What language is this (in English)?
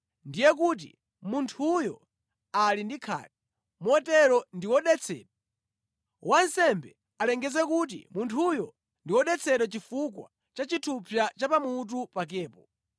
Nyanja